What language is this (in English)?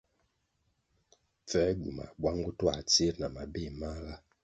Kwasio